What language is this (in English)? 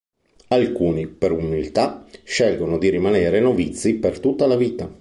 Italian